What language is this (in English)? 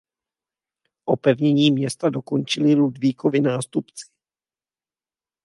Czech